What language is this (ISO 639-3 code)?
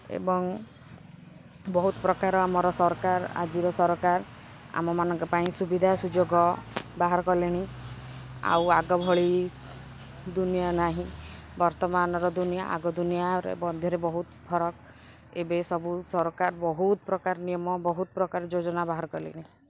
ori